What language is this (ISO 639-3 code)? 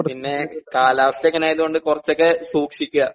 mal